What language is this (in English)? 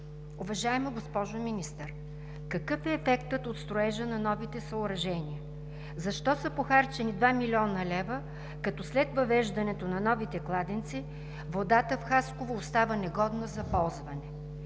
Bulgarian